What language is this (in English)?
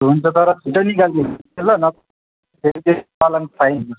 Nepali